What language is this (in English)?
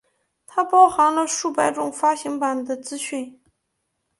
Chinese